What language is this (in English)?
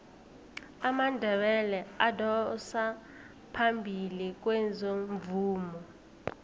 South Ndebele